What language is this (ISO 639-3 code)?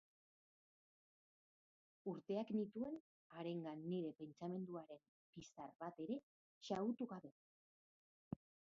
eus